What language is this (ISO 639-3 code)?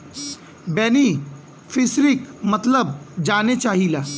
bho